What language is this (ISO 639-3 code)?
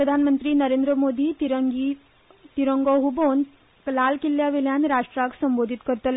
kok